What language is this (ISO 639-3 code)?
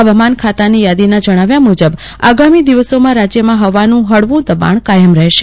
guj